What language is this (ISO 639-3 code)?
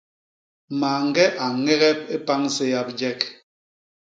bas